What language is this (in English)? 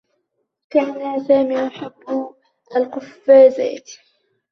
Arabic